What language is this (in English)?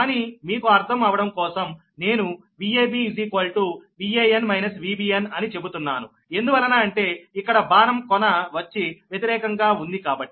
Telugu